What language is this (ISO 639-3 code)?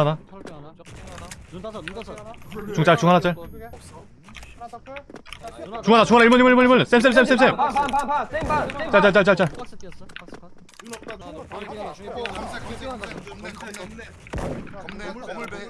kor